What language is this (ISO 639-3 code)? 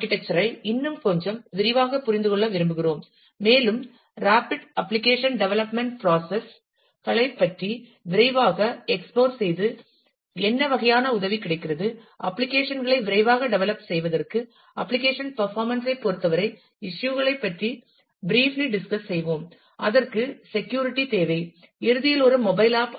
tam